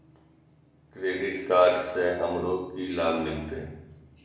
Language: Maithili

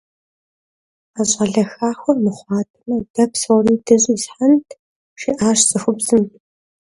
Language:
Kabardian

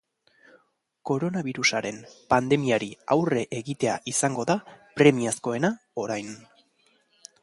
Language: Basque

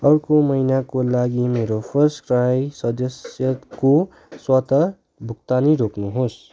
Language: Nepali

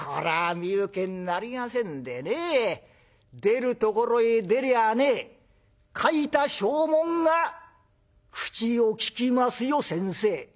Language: Japanese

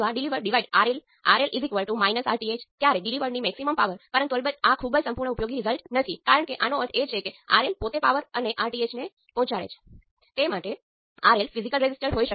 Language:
Gujarati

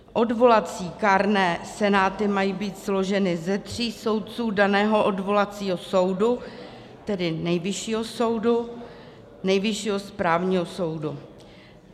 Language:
Czech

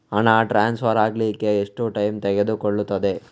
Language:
Kannada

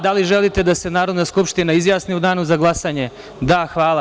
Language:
Serbian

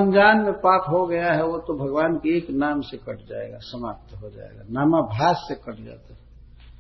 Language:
Hindi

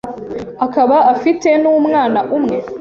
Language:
Kinyarwanda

